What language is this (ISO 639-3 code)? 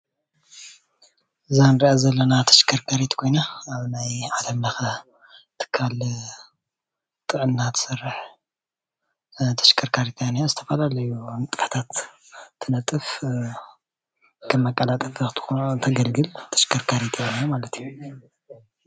tir